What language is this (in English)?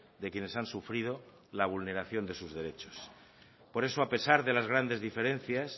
Spanish